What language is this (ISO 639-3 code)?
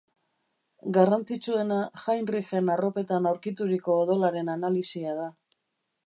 eus